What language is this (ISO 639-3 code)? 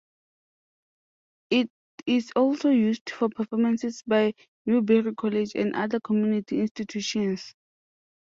eng